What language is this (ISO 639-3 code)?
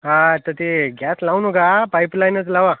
mar